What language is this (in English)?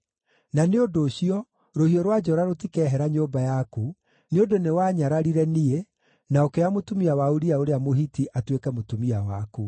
Kikuyu